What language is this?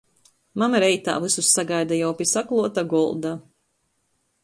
Latgalian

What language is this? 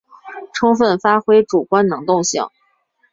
Chinese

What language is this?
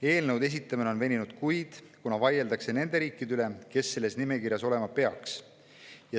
Estonian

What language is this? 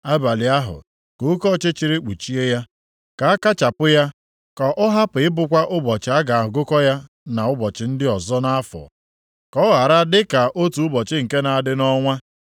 Igbo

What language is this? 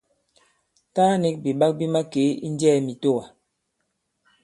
Bankon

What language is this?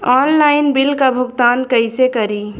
Bhojpuri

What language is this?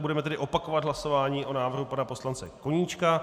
Czech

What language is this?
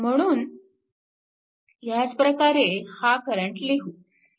Marathi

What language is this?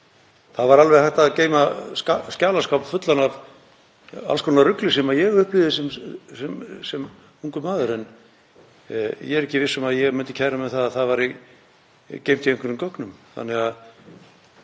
Icelandic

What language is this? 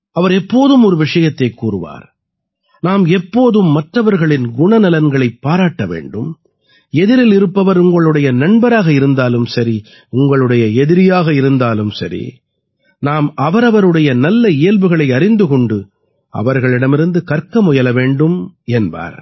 Tamil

